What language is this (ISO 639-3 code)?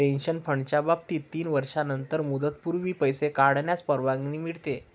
mar